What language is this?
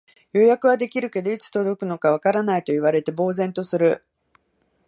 Japanese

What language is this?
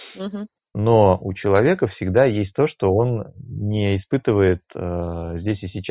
Russian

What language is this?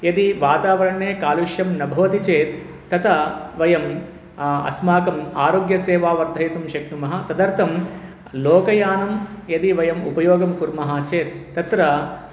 Sanskrit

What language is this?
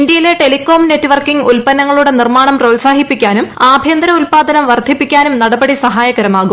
Malayalam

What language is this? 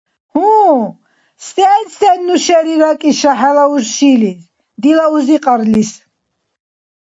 Dargwa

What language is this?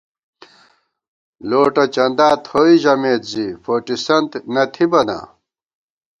Gawar-Bati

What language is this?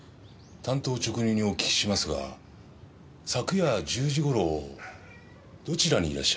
Japanese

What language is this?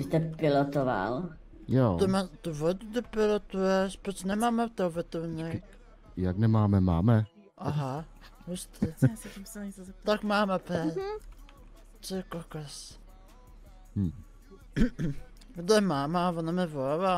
Czech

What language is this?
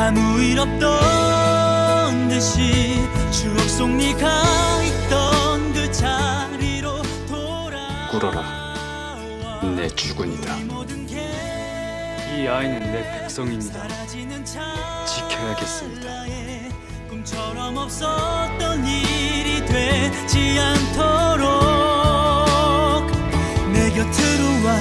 Korean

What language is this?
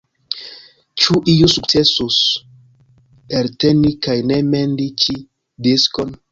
Esperanto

